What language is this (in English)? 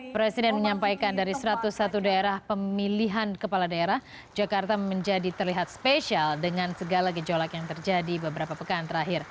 Indonesian